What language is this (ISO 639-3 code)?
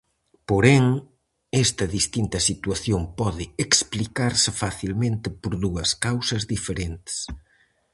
glg